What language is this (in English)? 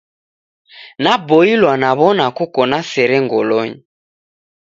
Taita